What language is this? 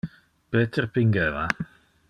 Interlingua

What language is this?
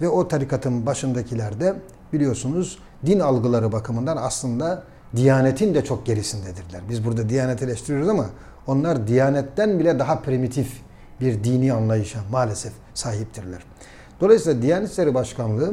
Turkish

